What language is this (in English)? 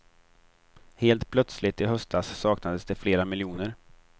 Swedish